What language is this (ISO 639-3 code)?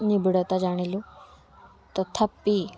ori